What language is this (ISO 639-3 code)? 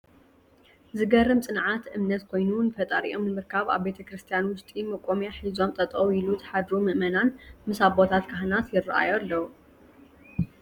tir